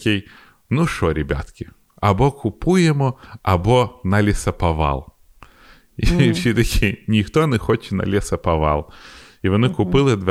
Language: Ukrainian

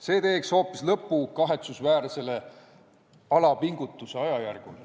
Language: Estonian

